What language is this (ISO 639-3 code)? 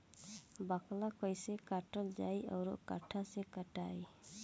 bho